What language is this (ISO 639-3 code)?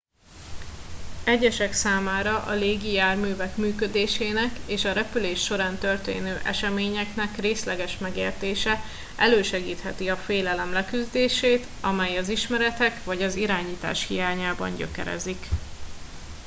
hun